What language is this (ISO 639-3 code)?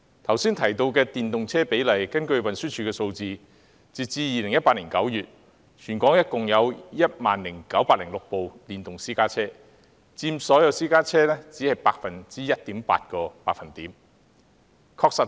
yue